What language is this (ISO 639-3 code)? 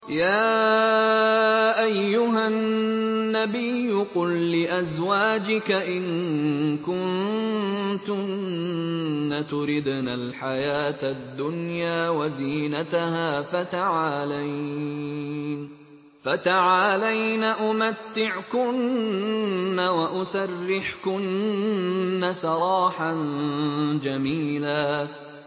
ara